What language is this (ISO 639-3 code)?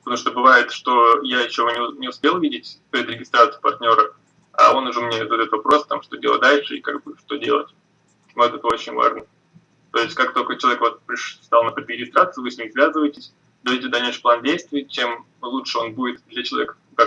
rus